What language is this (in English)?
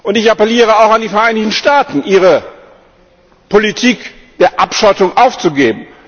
German